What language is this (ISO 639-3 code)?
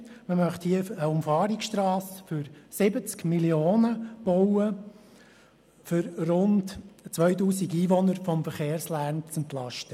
gsw